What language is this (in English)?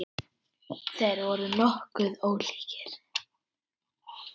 Icelandic